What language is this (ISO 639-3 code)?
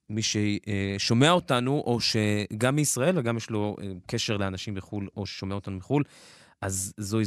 heb